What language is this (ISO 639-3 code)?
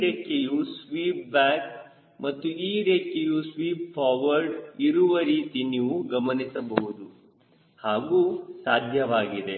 kan